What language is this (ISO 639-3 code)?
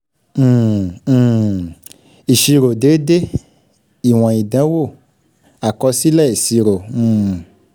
yor